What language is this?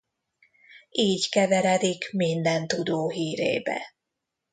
Hungarian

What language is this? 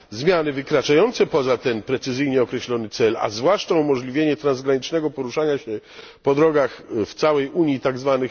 Polish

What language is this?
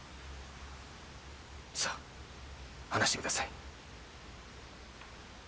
Japanese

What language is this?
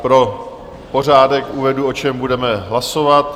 Czech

